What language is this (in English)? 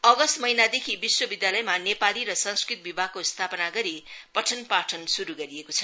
Nepali